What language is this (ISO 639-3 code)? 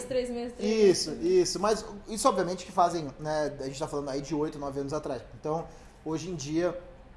por